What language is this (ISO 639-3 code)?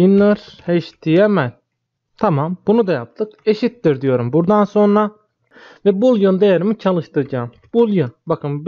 tur